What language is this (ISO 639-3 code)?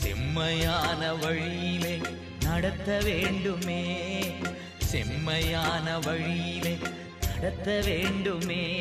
tam